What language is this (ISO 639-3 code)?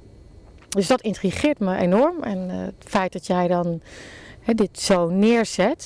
nld